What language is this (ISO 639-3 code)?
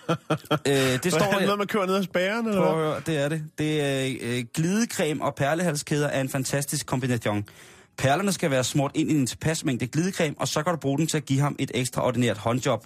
dan